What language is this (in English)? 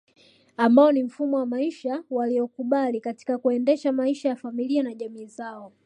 Swahili